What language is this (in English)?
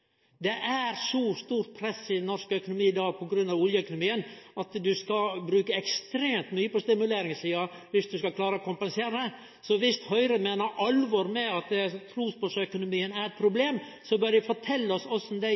Norwegian Nynorsk